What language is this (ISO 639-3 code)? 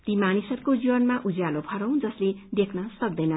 nep